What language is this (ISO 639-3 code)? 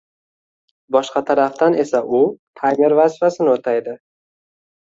uzb